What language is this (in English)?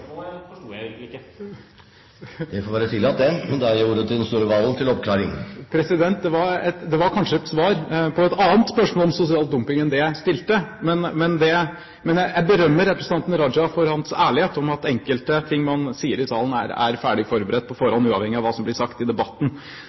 Norwegian